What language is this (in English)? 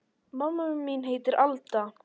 Icelandic